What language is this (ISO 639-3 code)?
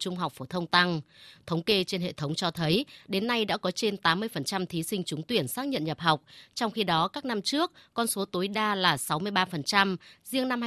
vie